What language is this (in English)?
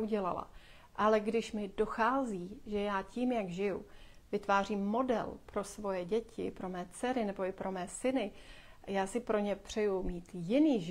Czech